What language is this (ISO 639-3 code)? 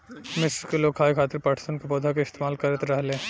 bho